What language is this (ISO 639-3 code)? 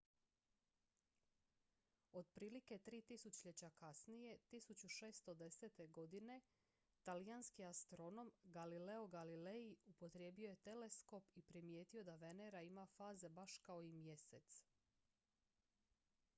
hrv